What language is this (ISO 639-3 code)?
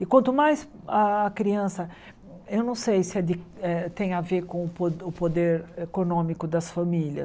por